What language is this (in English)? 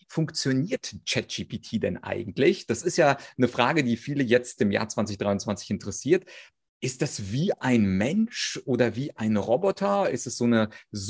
German